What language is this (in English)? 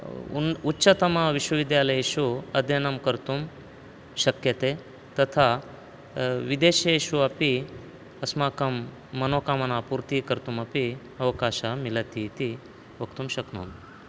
Sanskrit